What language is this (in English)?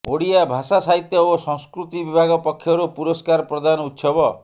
Odia